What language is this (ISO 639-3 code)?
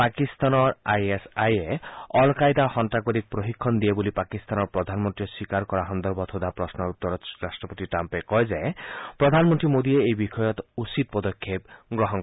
asm